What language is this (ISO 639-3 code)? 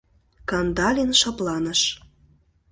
chm